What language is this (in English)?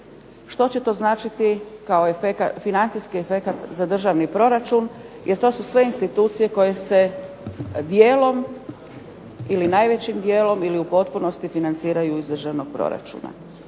Croatian